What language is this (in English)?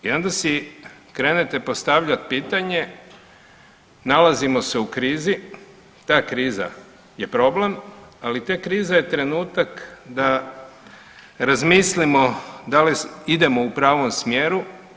Croatian